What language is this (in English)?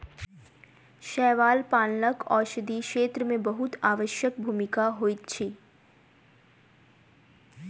Maithili